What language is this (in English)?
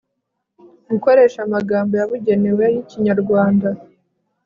Kinyarwanda